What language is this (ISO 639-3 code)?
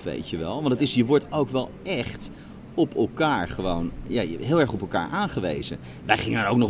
nld